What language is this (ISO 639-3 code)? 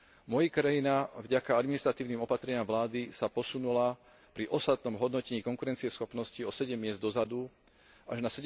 slk